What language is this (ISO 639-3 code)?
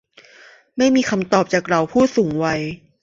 tha